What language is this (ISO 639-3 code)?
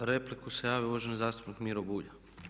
hrv